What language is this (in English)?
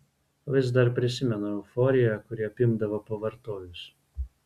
Lithuanian